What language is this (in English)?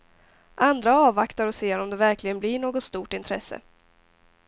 Swedish